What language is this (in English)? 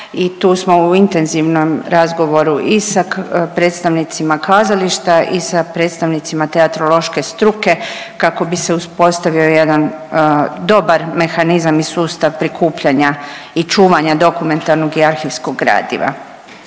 Croatian